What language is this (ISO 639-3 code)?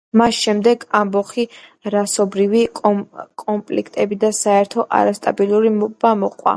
kat